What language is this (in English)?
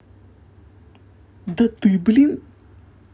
Russian